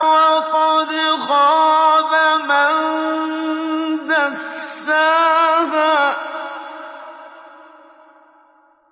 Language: Arabic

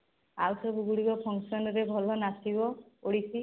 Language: Odia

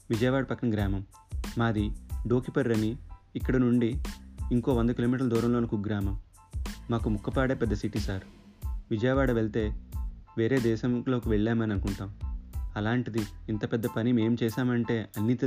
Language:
Telugu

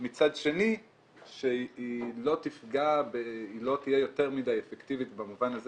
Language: Hebrew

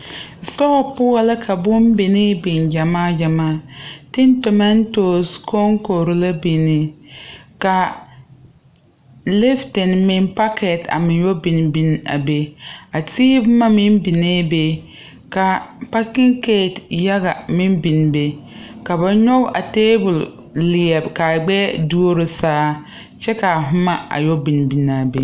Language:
Southern Dagaare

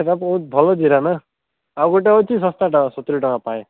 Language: Odia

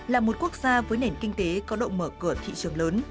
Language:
Vietnamese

